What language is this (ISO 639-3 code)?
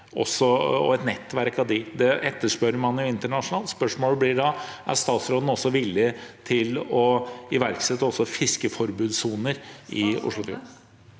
nor